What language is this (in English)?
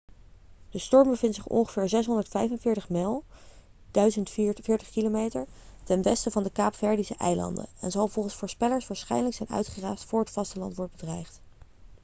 Dutch